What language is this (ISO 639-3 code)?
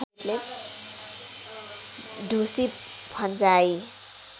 nep